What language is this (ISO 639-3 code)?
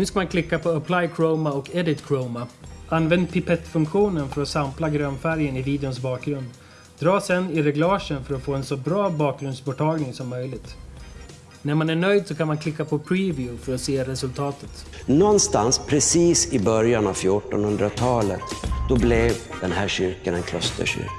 swe